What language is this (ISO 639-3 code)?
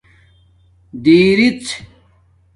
dmk